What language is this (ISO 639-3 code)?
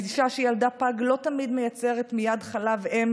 heb